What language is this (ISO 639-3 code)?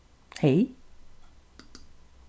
fao